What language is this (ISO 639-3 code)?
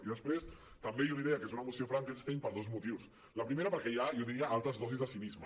cat